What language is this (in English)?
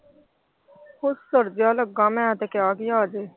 Punjabi